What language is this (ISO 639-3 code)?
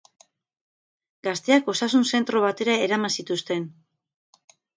eus